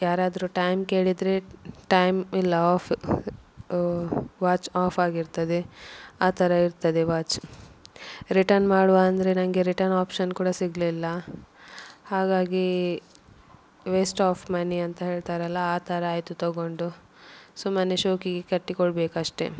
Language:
Kannada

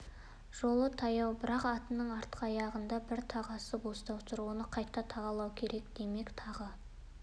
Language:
Kazakh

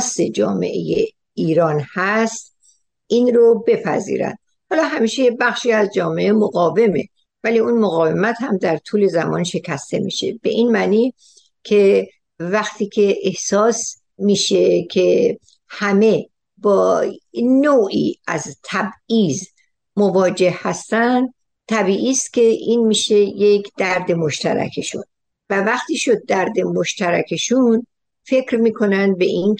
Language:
Persian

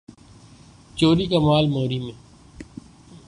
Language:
Urdu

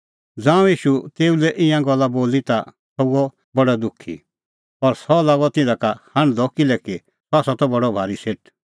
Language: Kullu Pahari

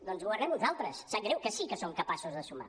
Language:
Catalan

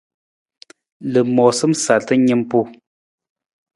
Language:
Nawdm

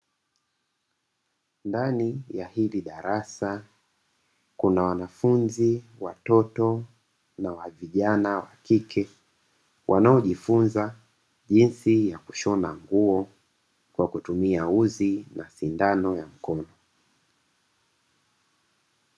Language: Swahili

